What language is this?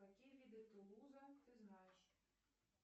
Russian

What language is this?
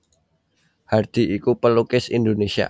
Javanese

